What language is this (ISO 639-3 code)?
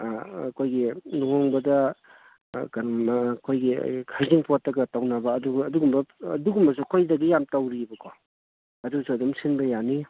mni